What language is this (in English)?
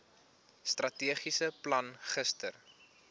Afrikaans